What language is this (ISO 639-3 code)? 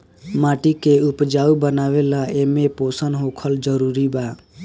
bho